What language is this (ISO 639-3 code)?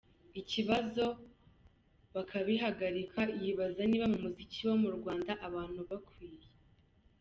kin